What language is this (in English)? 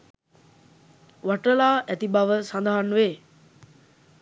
Sinhala